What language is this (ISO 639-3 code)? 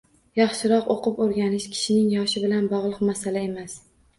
uzb